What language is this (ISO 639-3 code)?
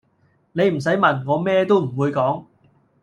yue